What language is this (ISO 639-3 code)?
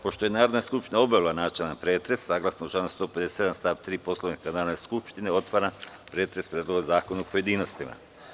srp